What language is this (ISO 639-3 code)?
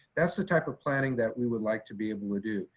eng